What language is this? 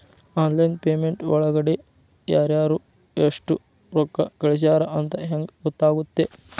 Kannada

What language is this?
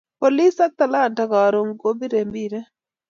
Kalenjin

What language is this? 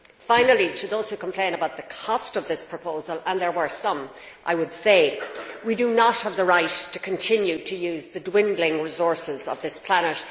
English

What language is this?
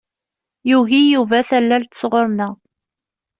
Kabyle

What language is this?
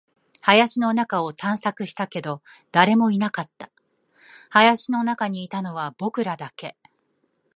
Japanese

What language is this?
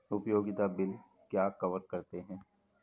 Hindi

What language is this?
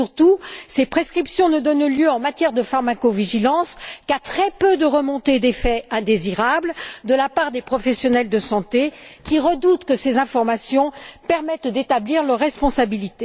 French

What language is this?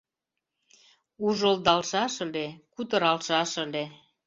Mari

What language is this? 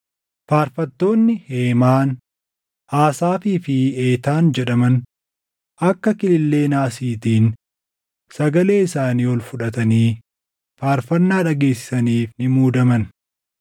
Oromo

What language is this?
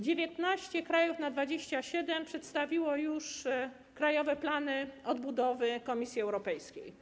Polish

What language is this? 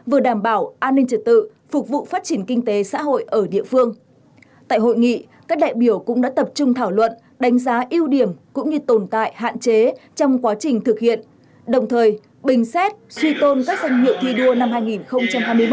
Vietnamese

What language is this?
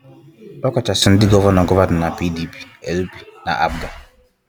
Igbo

